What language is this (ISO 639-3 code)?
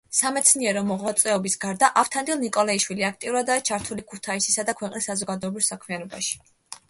kat